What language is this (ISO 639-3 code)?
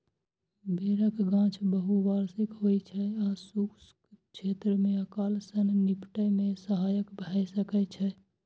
mai